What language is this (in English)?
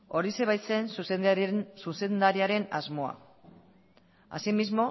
Basque